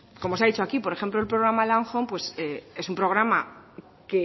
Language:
Spanish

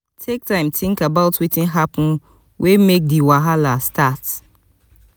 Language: Nigerian Pidgin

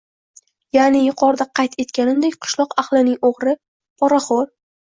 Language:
Uzbek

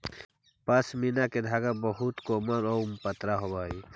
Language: Magahi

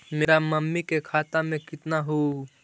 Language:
Magahi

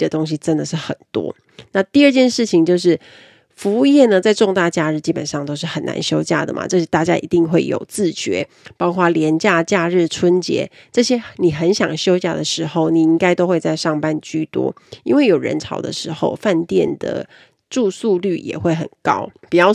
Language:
Chinese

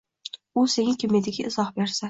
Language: Uzbek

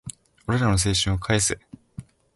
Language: Japanese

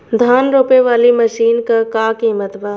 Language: Bhojpuri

